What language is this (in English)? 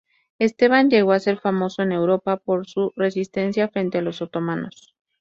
Spanish